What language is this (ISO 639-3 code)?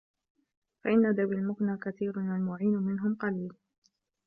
ara